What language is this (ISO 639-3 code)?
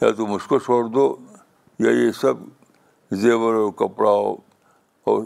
urd